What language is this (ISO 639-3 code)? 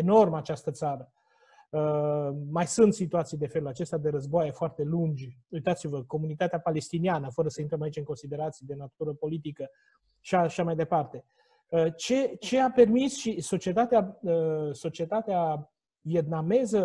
ron